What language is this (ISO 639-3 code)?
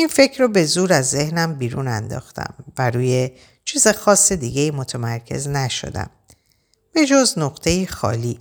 fas